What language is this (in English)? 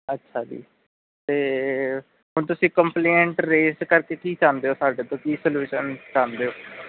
Punjabi